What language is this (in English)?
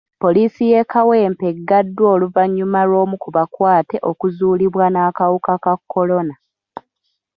Ganda